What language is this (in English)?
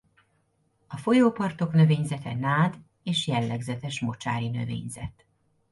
Hungarian